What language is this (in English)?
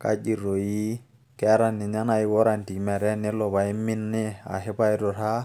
Masai